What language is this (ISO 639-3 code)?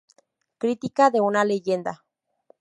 spa